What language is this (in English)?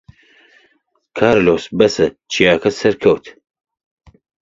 Central Kurdish